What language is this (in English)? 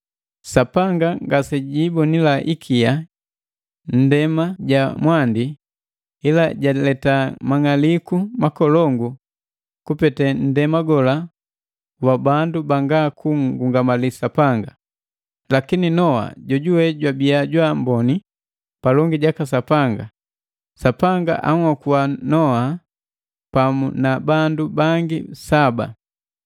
Matengo